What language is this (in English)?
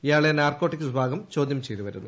Malayalam